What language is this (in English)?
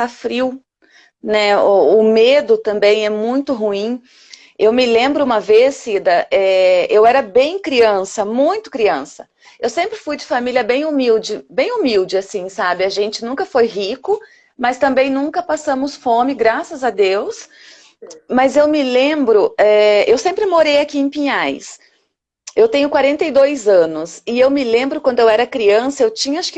Portuguese